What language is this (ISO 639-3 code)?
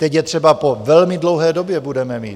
ces